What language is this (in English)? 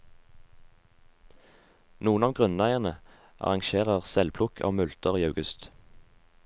Norwegian